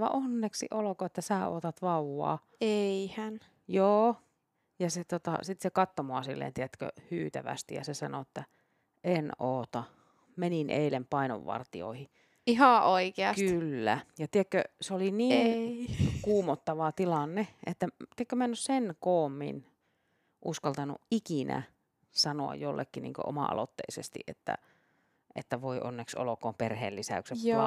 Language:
Finnish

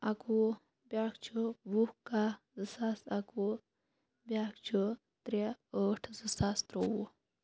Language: Kashmiri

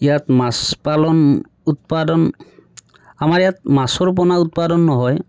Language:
Assamese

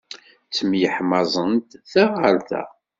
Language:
Kabyle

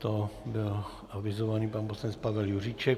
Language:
Czech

